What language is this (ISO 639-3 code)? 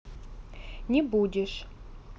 rus